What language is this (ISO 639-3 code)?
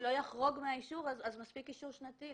heb